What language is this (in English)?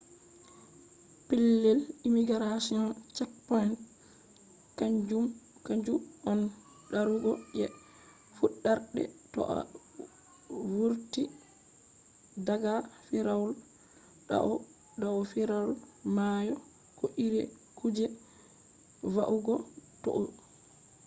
Fula